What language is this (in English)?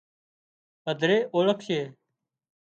Wadiyara Koli